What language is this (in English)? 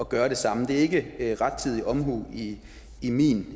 Danish